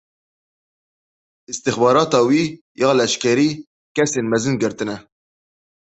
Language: Kurdish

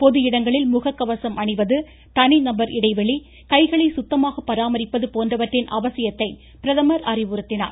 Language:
Tamil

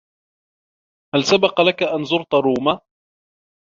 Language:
Arabic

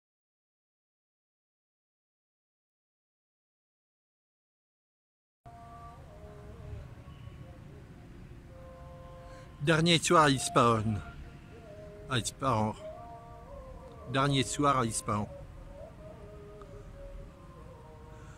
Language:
French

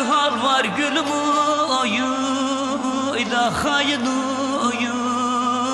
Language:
Turkish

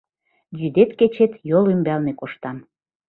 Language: Mari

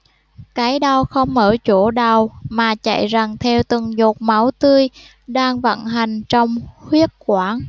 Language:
Vietnamese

